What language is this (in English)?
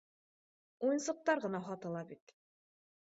Bashkir